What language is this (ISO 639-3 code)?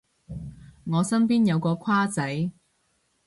yue